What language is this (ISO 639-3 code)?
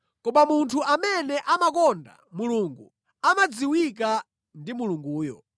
nya